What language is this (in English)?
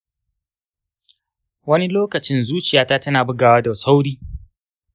Hausa